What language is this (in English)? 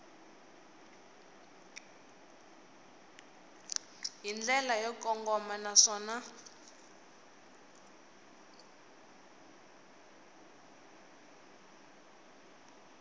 Tsonga